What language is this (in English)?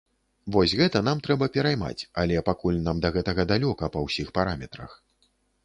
Belarusian